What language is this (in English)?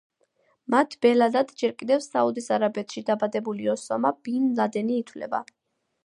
Georgian